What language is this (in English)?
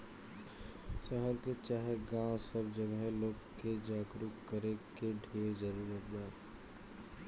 Bhojpuri